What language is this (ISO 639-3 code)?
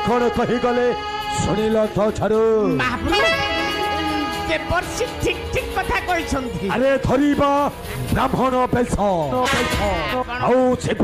kor